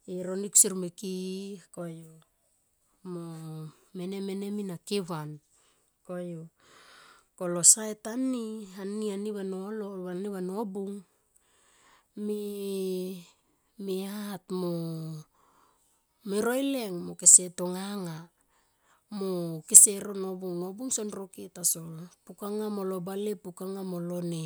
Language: Tomoip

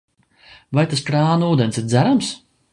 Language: Latvian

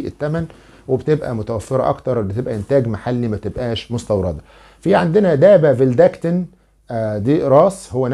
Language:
Arabic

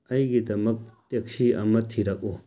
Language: Manipuri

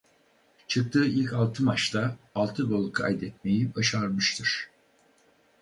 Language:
Turkish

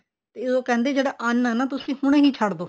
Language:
Punjabi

